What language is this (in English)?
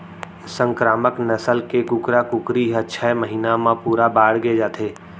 Chhattisgarhi